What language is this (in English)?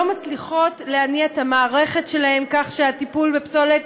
Hebrew